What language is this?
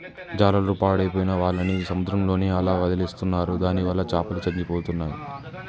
Telugu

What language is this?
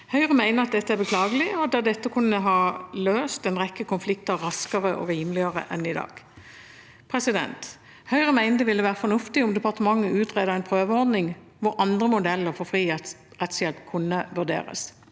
Norwegian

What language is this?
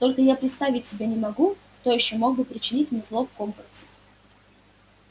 Russian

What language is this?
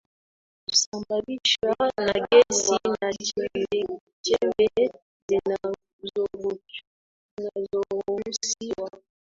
Swahili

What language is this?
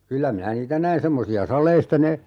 Finnish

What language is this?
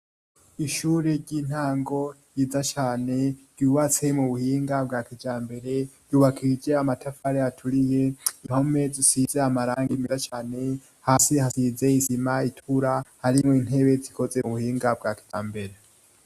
Rundi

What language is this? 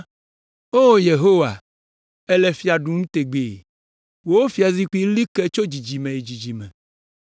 Ewe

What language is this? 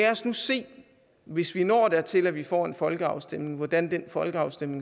Danish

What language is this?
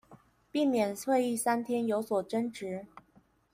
Chinese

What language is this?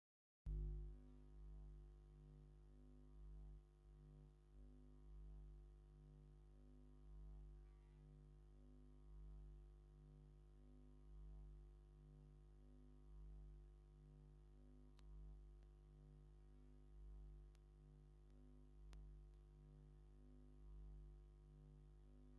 Tigrinya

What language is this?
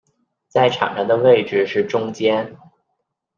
Chinese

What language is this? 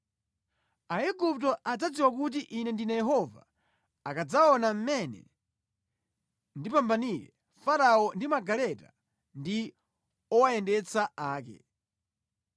Nyanja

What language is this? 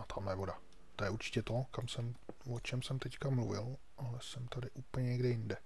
Czech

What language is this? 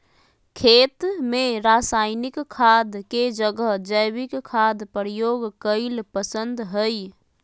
Magahi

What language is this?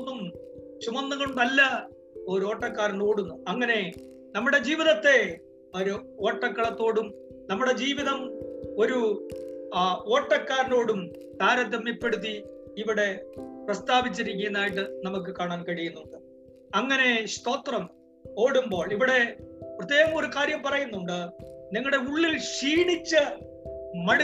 Malayalam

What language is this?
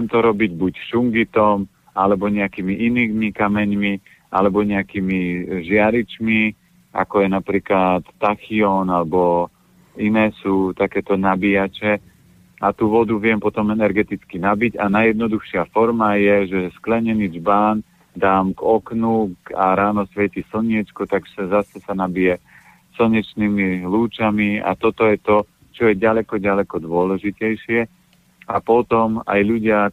Slovak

